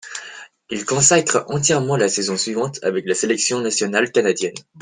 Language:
French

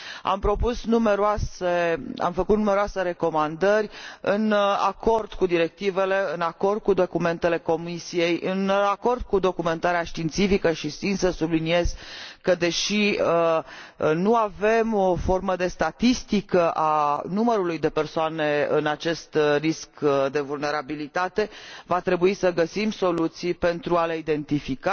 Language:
Romanian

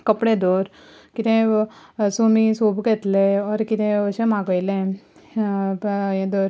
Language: Konkani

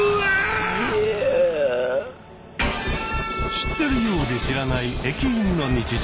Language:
Japanese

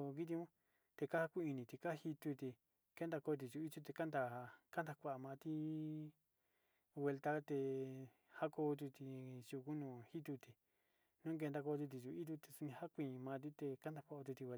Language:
Sinicahua Mixtec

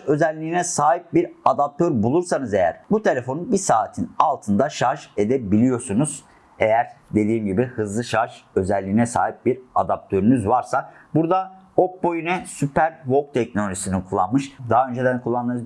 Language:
Turkish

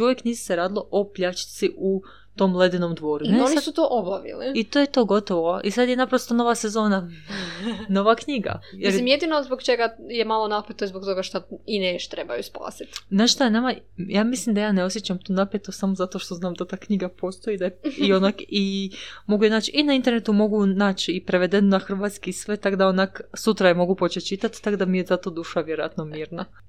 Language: Croatian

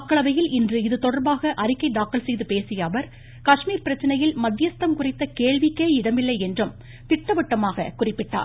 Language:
Tamil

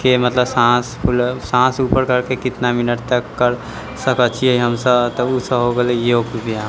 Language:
Maithili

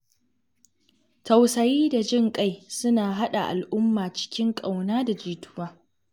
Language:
Hausa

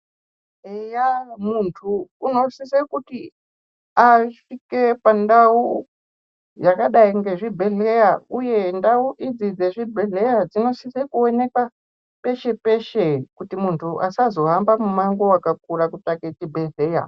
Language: Ndau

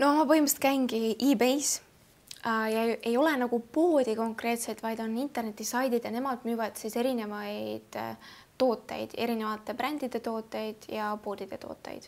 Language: Finnish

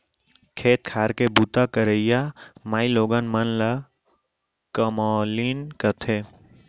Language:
Chhattisgarhi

